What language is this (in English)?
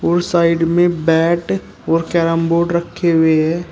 Hindi